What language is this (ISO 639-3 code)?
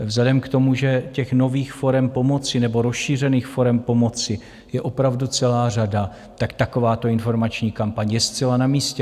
ces